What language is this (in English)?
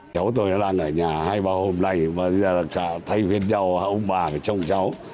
Vietnamese